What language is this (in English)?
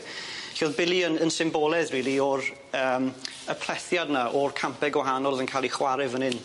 Welsh